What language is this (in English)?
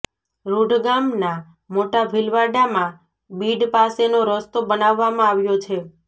Gujarati